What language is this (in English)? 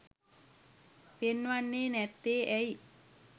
Sinhala